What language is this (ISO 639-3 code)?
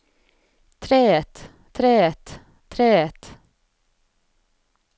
nor